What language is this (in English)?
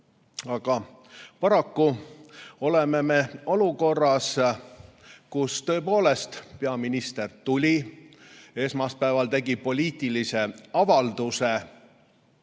Estonian